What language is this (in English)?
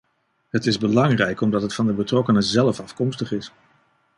Dutch